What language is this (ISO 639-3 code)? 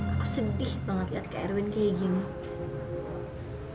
ind